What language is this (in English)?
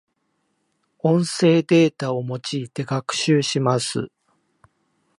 Japanese